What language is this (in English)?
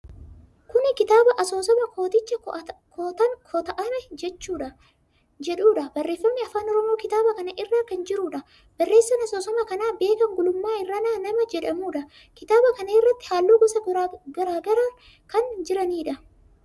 Oromo